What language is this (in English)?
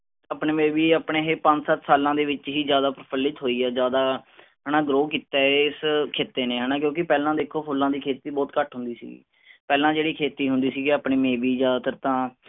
Punjabi